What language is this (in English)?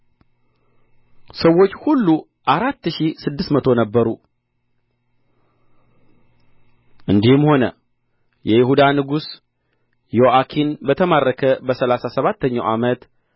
Amharic